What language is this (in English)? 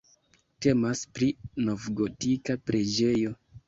Esperanto